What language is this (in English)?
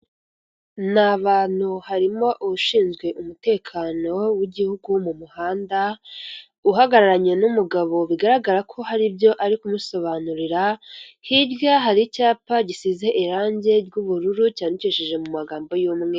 Kinyarwanda